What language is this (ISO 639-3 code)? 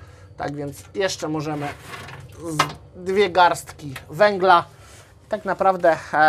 pol